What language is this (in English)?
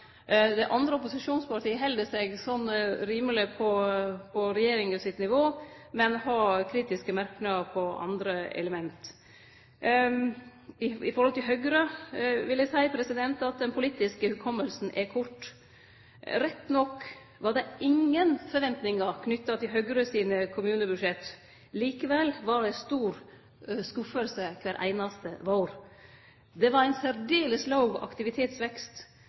Norwegian Nynorsk